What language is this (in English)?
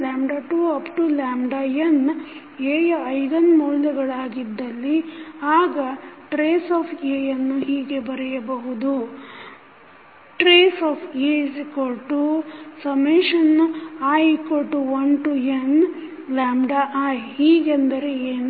Kannada